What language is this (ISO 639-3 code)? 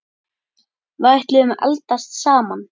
isl